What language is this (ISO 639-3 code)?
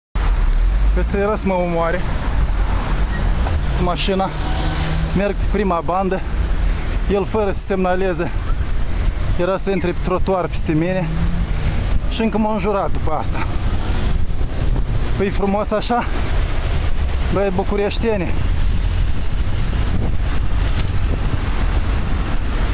ron